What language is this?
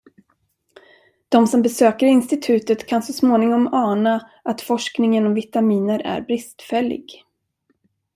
Swedish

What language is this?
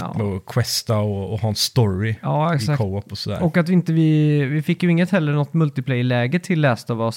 Swedish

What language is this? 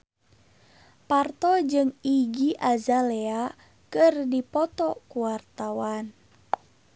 Sundanese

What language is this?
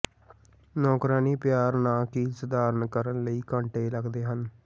Punjabi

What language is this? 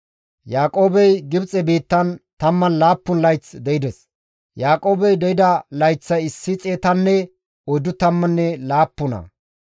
Gamo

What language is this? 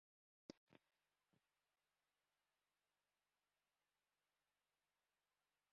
Basque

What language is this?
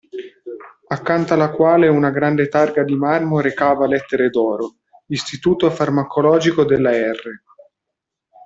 Italian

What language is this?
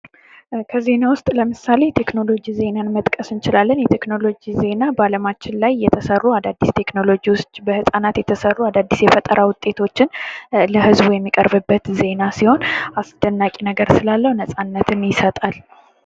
Amharic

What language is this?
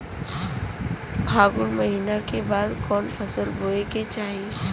Bhojpuri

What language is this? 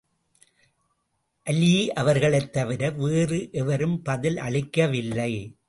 Tamil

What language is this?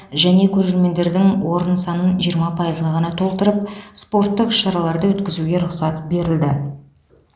Kazakh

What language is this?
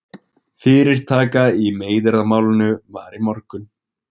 Icelandic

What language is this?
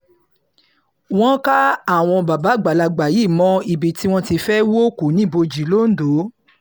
Yoruba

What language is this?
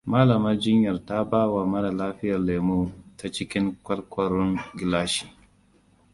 Hausa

